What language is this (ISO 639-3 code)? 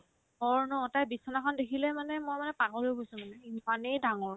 asm